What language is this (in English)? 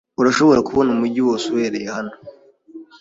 Kinyarwanda